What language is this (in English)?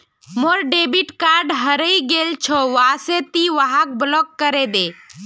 Magahi